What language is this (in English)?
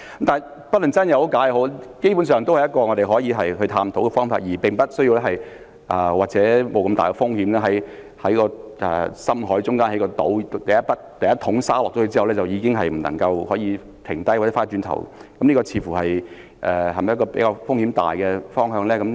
Cantonese